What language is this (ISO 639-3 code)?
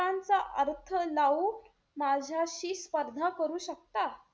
mar